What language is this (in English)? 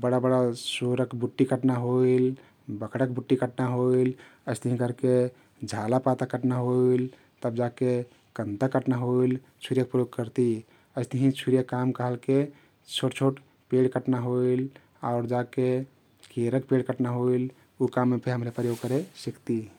Kathoriya Tharu